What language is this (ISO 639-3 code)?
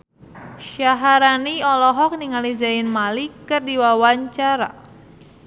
sun